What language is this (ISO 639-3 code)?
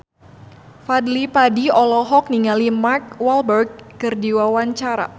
sun